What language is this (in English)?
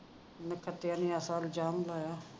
Punjabi